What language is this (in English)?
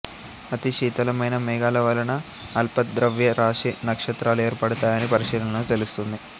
Telugu